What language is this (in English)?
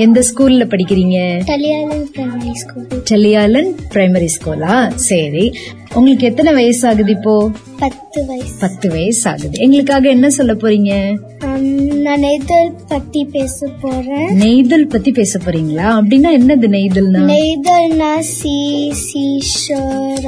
Tamil